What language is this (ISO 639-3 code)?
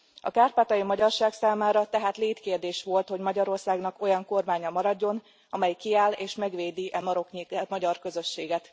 hun